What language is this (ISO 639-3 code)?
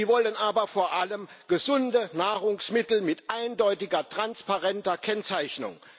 deu